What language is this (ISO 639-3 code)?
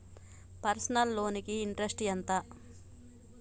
tel